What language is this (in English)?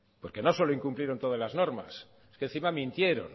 Spanish